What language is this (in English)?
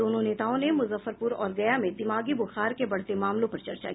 Hindi